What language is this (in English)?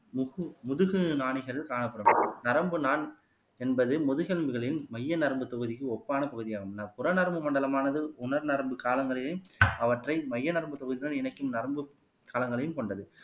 Tamil